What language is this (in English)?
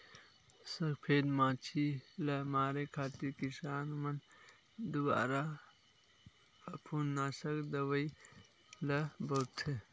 Chhattisgarhi